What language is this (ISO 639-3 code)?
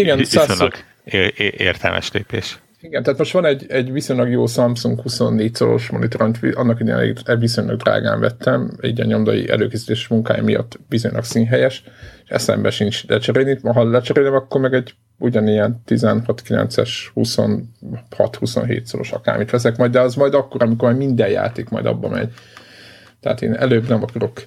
hun